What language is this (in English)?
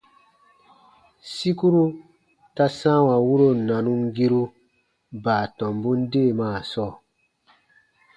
Baatonum